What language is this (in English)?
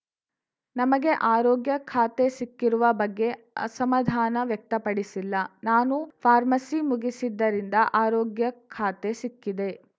Kannada